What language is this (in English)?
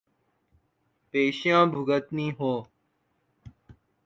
Urdu